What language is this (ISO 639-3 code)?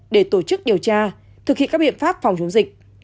vie